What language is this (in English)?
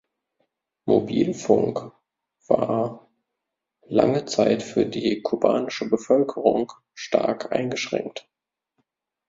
German